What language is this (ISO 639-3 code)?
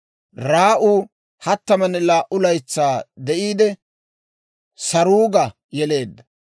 dwr